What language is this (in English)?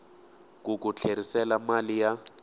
Tsonga